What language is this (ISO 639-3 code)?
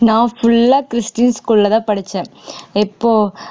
tam